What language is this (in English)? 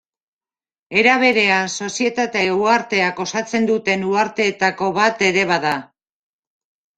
Basque